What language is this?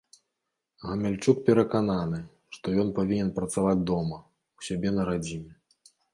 Belarusian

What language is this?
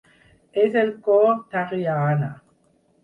Catalan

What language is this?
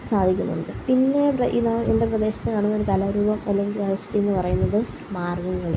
Malayalam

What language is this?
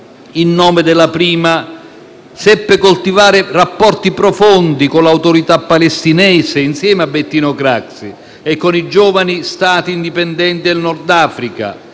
Italian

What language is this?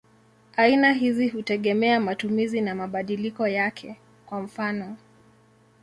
Swahili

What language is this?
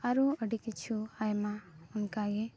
Santali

